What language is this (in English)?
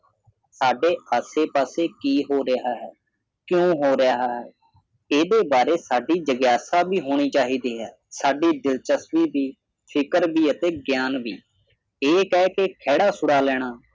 Punjabi